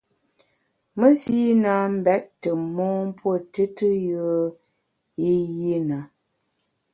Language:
Bamun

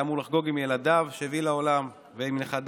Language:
Hebrew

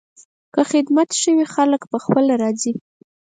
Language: Pashto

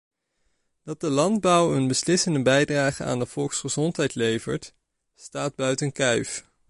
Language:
Dutch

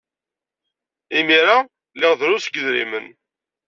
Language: Kabyle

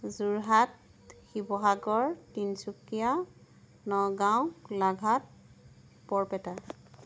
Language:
Assamese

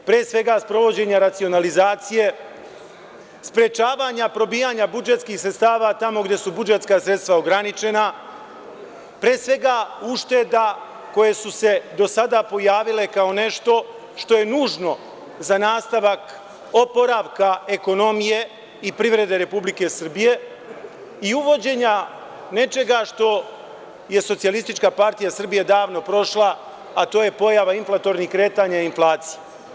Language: Serbian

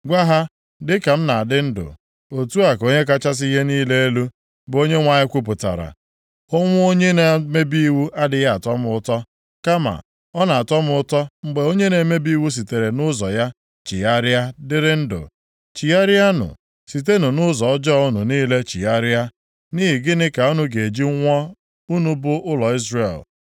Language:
Igbo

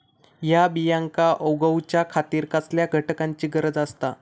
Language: Marathi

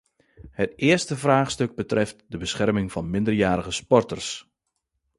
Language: Dutch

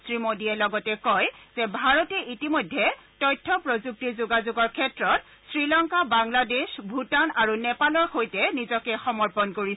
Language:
Assamese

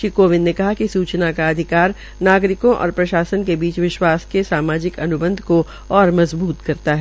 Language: Hindi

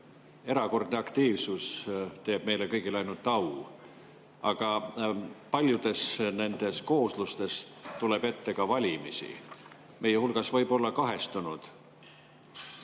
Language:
Estonian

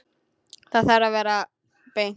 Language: Icelandic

